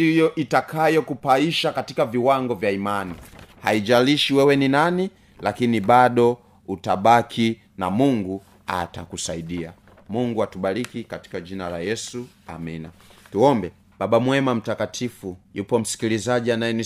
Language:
Swahili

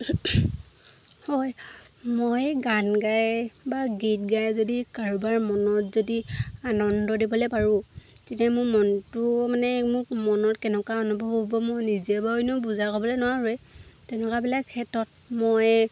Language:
Assamese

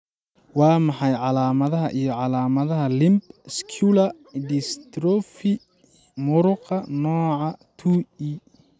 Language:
Somali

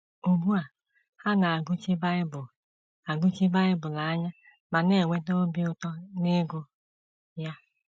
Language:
Igbo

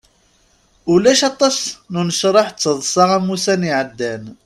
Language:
Kabyle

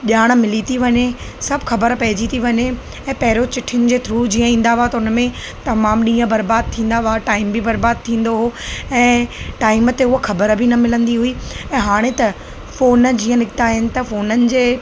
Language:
Sindhi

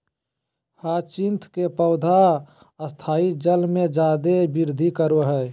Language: Magahi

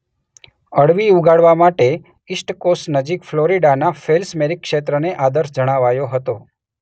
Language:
Gujarati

